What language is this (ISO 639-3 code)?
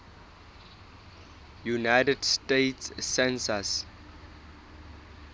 sot